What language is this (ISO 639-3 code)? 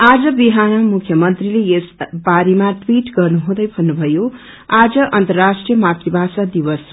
nep